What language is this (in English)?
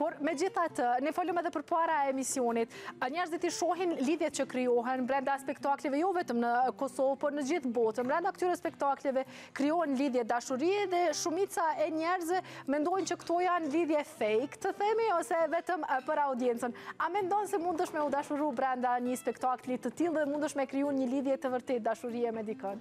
Romanian